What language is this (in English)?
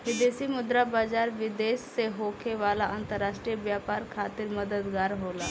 Bhojpuri